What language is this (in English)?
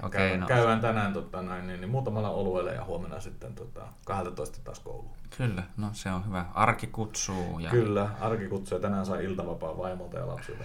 Finnish